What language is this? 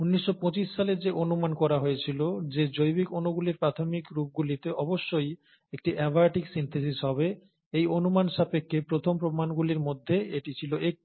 Bangla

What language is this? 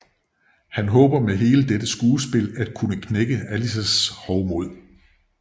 Danish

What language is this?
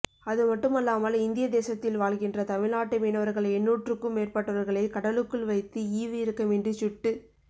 Tamil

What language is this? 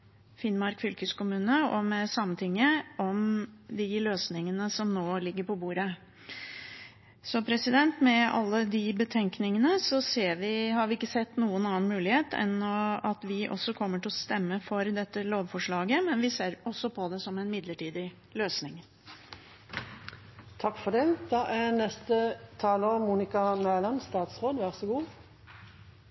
Norwegian Bokmål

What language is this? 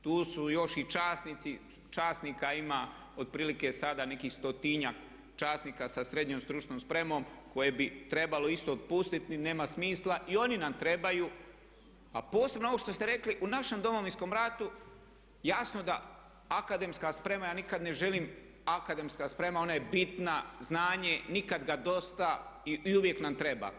Croatian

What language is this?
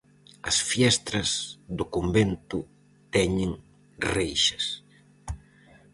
Galician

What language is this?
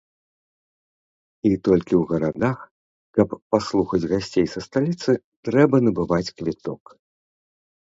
Belarusian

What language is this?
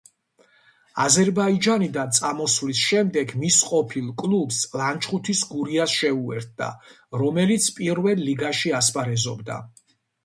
Georgian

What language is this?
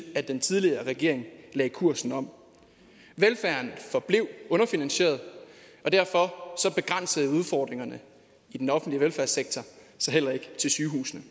Danish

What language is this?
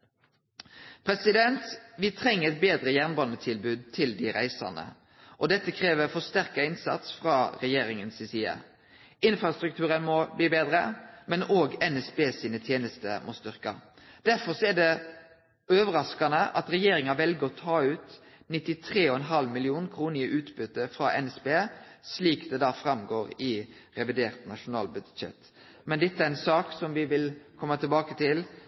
Norwegian Nynorsk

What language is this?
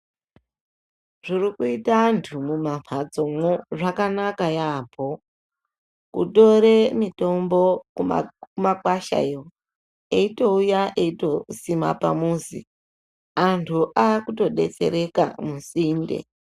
Ndau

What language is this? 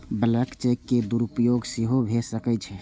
Maithili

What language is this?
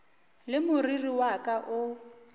Northern Sotho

